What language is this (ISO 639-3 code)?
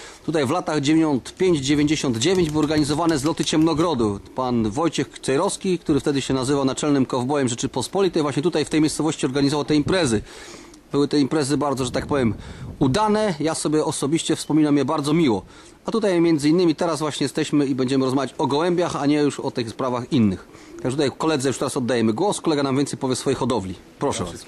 pol